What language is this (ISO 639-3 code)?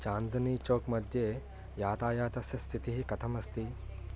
san